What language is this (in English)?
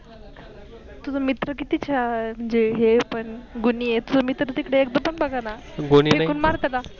Marathi